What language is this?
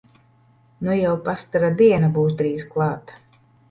Latvian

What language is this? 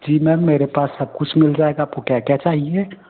Hindi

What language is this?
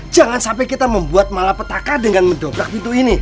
Indonesian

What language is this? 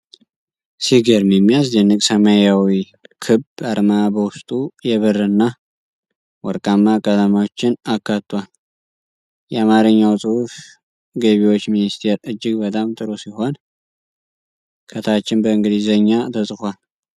Amharic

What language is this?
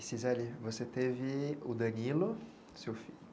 Portuguese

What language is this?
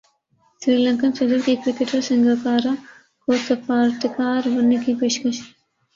Urdu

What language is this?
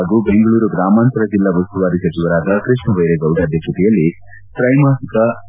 Kannada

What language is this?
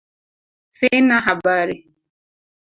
Swahili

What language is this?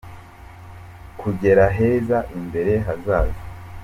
Kinyarwanda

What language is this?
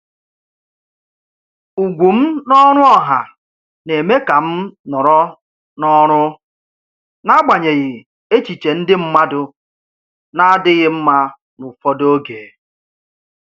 Igbo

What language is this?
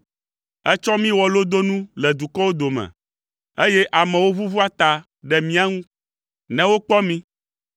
Ewe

